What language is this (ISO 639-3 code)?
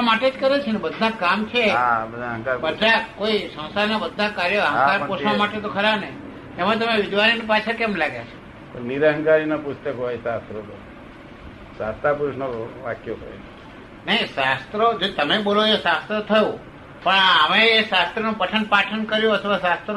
guj